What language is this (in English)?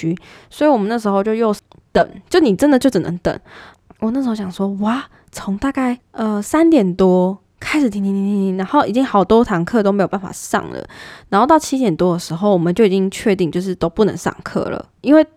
Chinese